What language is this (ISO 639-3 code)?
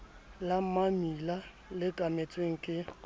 sot